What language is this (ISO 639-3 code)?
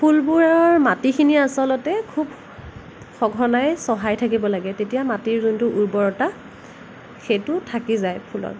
asm